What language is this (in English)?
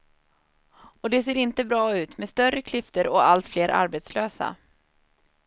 Swedish